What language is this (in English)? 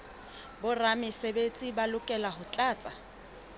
Southern Sotho